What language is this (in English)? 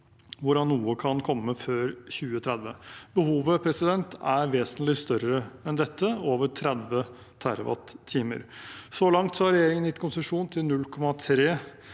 Norwegian